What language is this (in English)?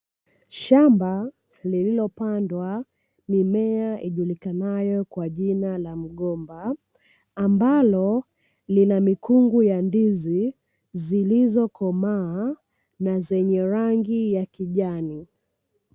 Swahili